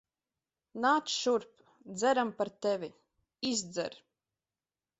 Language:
Latvian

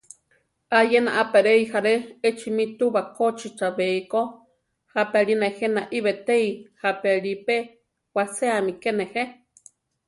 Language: Central Tarahumara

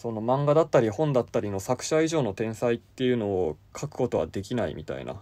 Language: Japanese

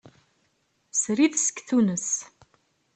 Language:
Kabyle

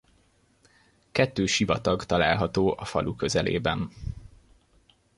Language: Hungarian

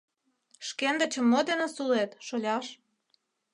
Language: Mari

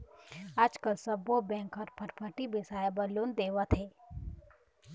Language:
Chhattisgarhi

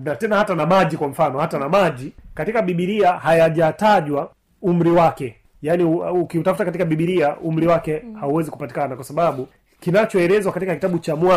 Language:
Swahili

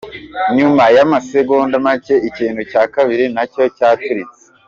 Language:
Kinyarwanda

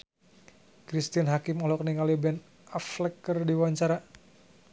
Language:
Sundanese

